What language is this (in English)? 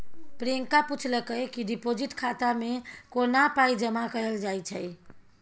Maithili